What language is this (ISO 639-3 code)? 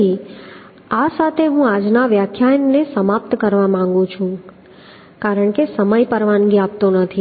guj